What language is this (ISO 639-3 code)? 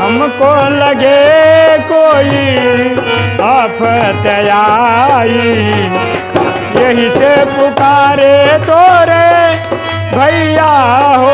hin